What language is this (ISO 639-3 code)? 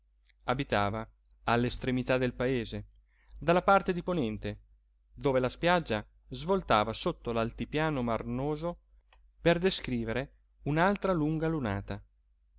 ita